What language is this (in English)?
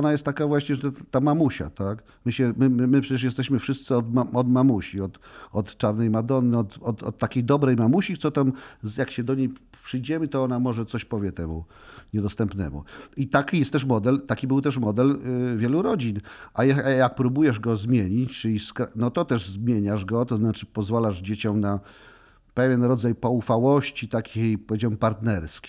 Polish